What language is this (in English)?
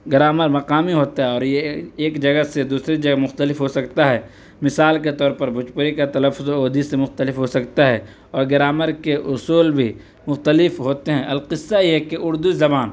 Urdu